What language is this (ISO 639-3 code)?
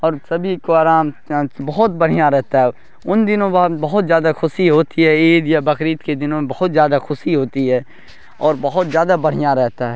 urd